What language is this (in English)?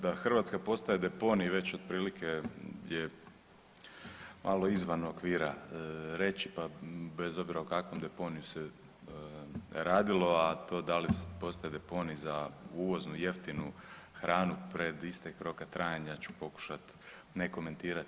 Croatian